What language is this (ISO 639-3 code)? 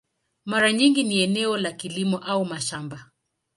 swa